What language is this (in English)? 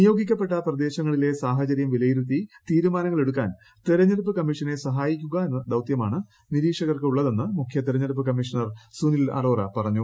Malayalam